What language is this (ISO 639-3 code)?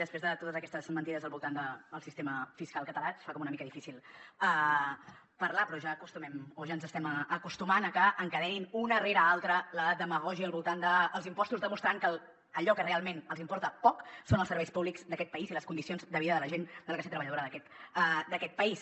cat